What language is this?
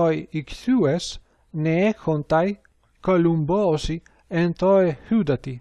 Greek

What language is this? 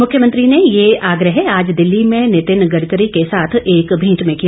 Hindi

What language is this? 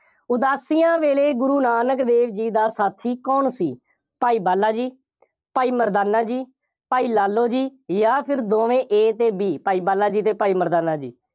Punjabi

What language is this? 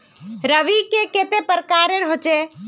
Magahi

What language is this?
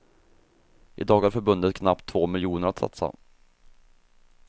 Swedish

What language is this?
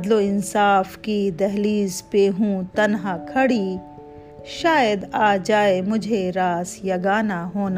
Urdu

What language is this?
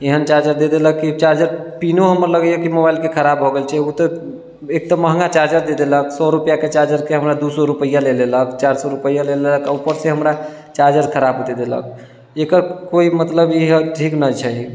Maithili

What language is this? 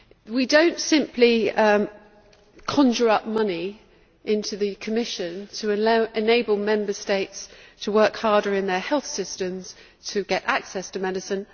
English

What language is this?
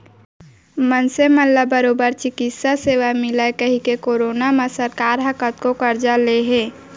Chhattisgarhi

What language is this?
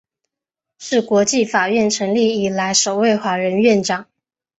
Chinese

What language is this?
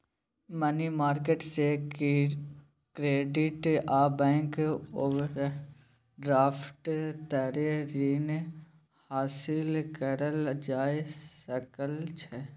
Maithili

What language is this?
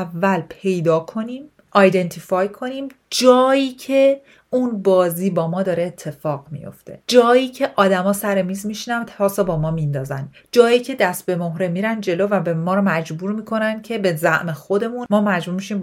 Persian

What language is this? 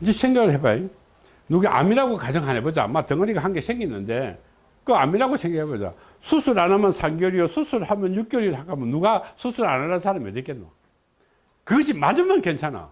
Korean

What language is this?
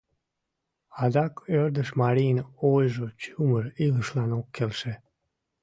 Mari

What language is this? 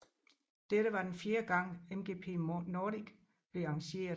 Danish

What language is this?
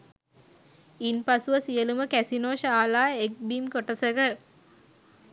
Sinhala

